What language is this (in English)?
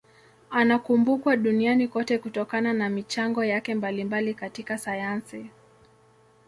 Swahili